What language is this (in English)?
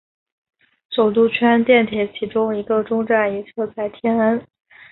Chinese